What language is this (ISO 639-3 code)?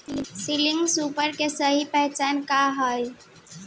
bho